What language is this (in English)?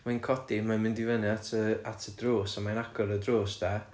Welsh